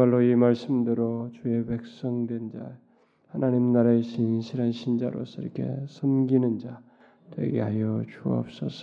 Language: Korean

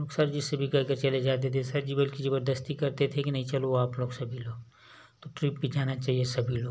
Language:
Hindi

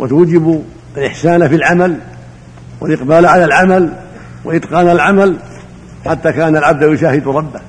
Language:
Arabic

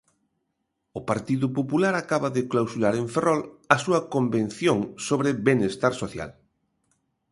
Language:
Galician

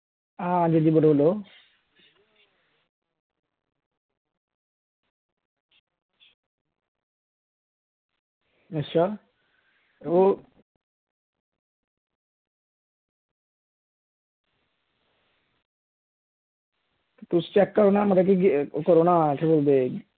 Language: Dogri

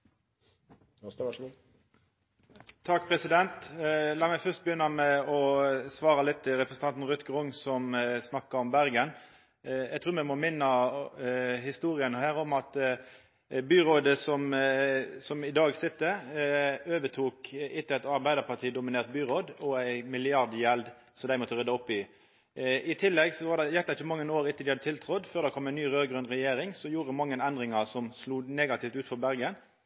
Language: Norwegian Nynorsk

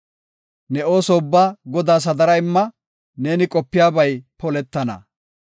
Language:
Gofa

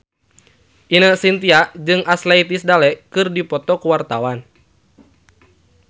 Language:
Sundanese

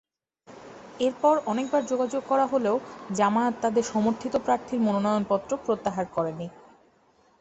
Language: Bangla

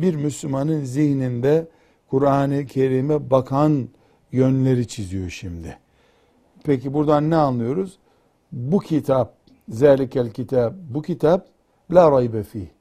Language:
Turkish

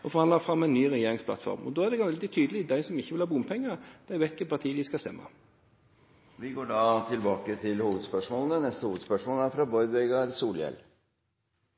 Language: Norwegian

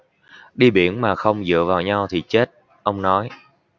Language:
Vietnamese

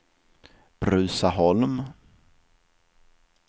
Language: Swedish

